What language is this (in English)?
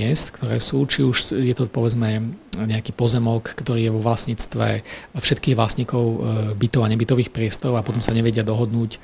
Slovak